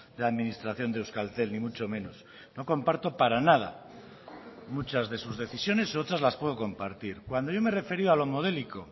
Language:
Spanish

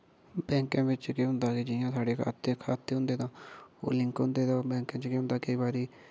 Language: Dogri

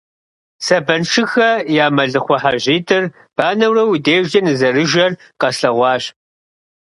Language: Kabardian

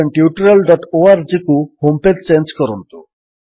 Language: Odia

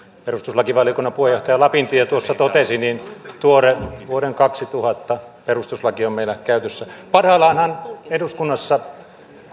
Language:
Finnish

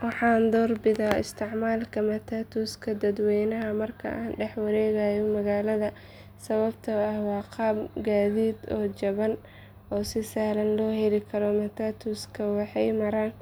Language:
Somali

